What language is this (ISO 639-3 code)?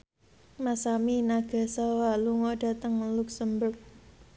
jav